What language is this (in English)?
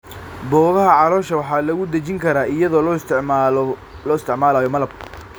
Somali